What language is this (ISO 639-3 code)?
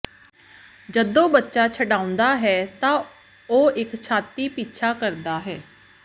pan